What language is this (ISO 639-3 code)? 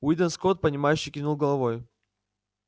rus